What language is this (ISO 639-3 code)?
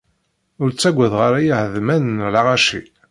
kab